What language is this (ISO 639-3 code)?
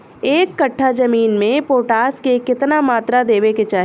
bho